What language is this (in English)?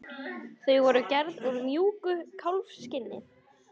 Icelandic